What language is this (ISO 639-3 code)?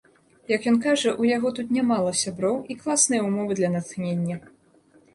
bel